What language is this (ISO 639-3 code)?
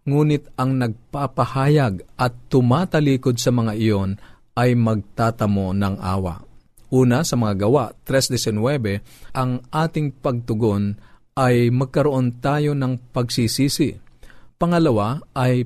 fil